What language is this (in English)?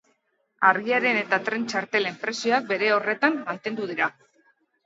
Basque